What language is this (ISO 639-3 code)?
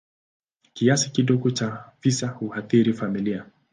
swa